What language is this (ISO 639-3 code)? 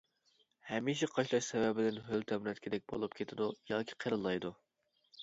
uig